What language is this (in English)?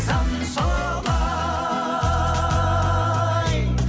Kazakh